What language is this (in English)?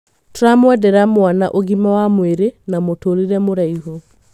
Kikuyu